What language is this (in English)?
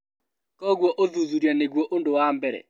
Kikuyu